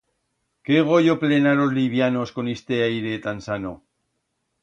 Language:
Aragonese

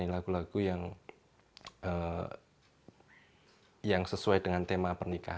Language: Indonesian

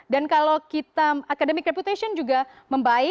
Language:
Indonesian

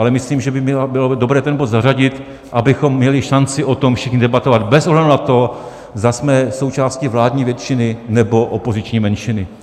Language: Czech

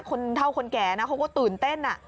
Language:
Thai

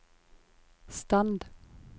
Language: Norwegian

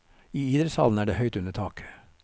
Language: Norwegian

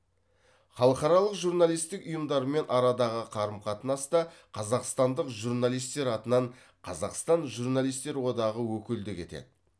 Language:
Kazakh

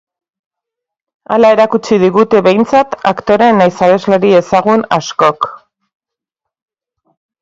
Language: Basque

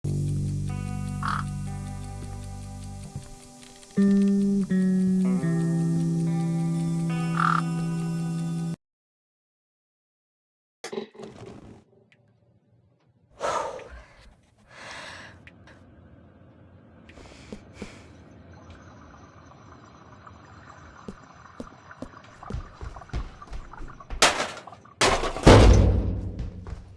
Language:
English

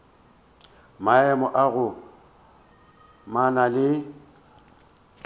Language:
Northern Sotho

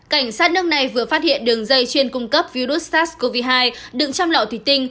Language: Vietnamese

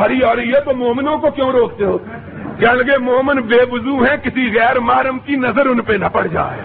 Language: Urdu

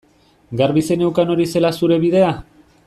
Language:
Basque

